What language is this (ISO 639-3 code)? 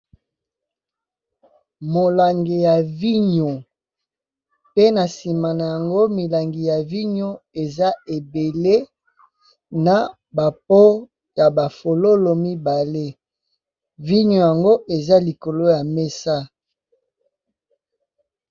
lin